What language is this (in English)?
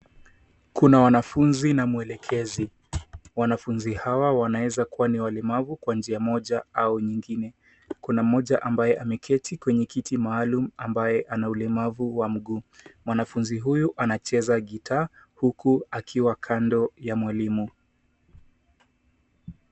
Swahili